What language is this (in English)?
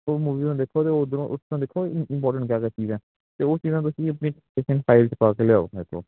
Punjabi